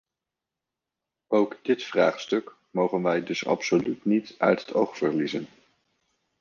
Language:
Dutch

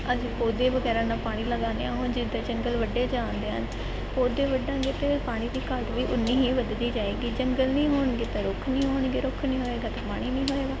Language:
Punjabi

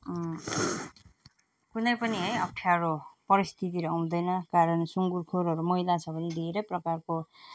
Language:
Nepali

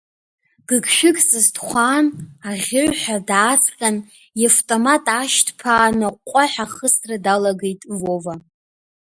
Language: Abkhazian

